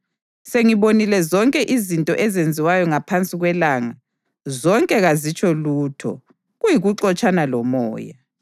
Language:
North Ndebele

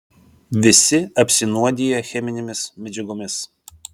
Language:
Lithuanian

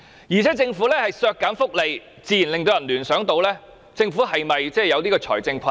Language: Cantonese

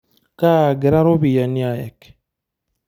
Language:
Masai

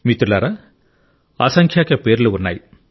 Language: Telugu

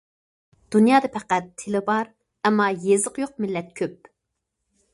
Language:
Uyghur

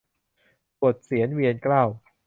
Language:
Thai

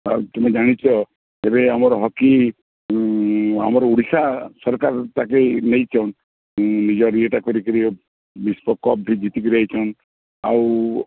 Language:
Odia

